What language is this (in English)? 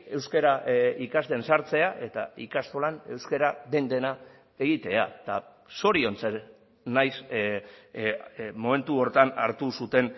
Basque